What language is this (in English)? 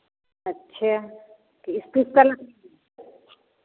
Hindi